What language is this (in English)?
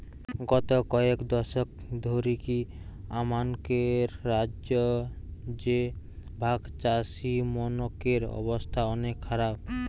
Bangla